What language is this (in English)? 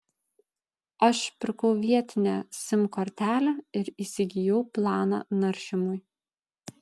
Lithuanian